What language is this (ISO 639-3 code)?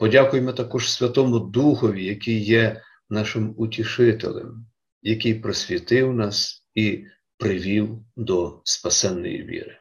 ukr